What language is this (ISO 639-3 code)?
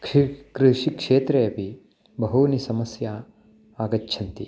san